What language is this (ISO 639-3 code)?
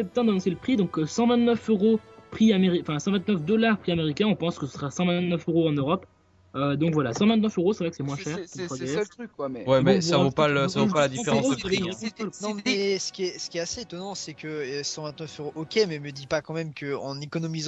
fra